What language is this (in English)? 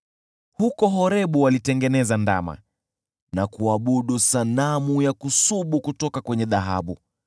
Swahili